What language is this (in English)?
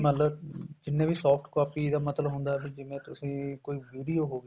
Punjabi